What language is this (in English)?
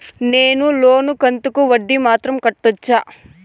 Telugu